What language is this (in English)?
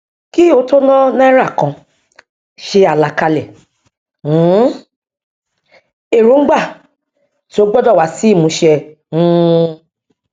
Yoruba